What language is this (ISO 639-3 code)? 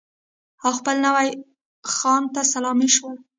pus